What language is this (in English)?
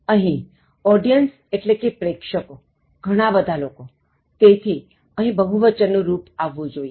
Gujarati